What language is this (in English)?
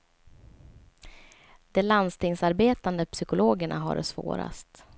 Swedish